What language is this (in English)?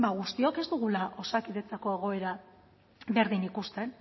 Basque